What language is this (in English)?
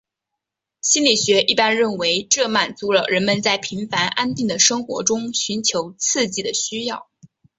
Chinese